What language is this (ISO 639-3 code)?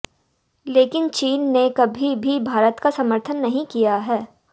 hin